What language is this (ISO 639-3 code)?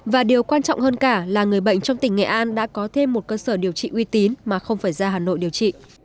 vie